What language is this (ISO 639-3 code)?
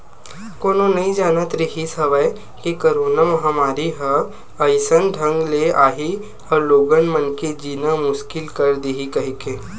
hne